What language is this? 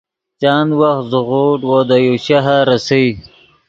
Yidgha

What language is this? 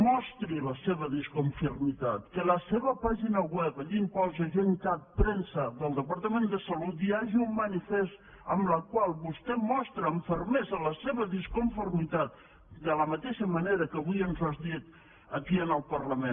Catalan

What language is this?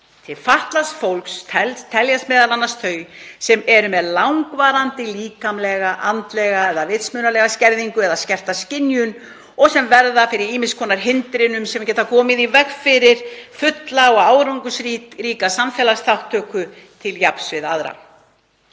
Icelandic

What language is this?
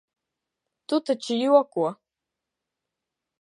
Latvian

